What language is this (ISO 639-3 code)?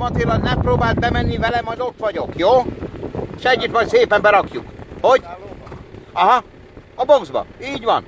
hun